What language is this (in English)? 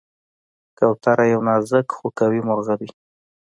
Pashto